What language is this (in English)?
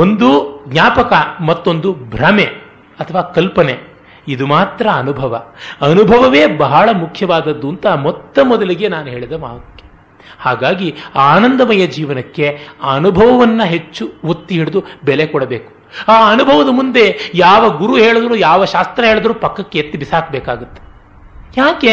Kannada